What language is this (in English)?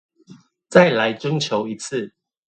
Chinese